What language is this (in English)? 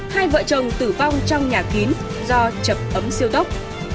Vietnamese